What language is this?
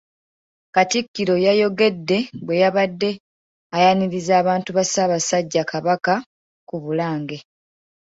Ganda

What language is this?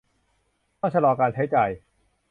Thai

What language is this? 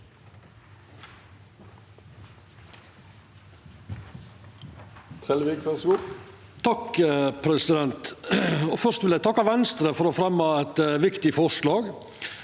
Norwegian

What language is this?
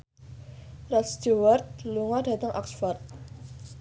Javanese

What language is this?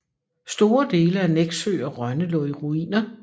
Danish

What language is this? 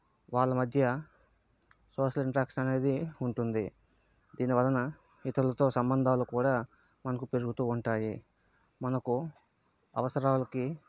Telugu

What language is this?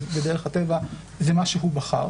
Hebrew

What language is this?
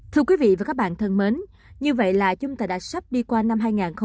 Vietnamese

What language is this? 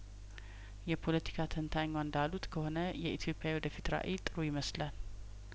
Amharic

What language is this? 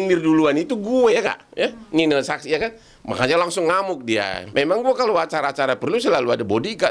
Indonesian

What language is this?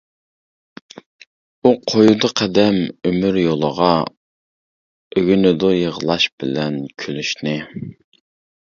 Uyghur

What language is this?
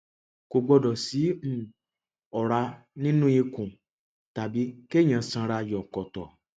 Yoruba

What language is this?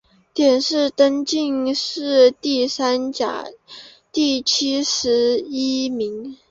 Chinese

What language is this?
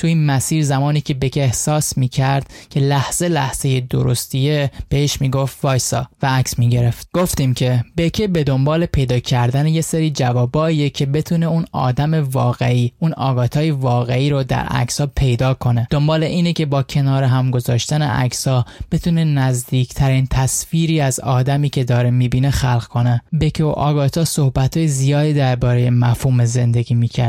Persian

